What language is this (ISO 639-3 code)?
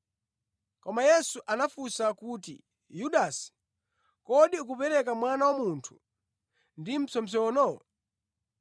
nya